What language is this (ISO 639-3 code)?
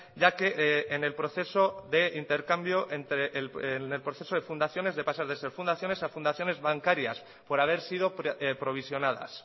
spa